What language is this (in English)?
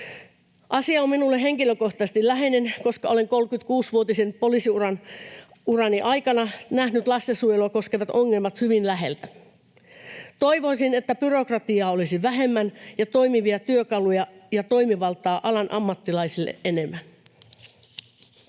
Finnish